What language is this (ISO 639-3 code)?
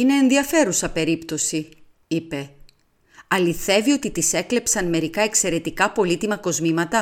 ell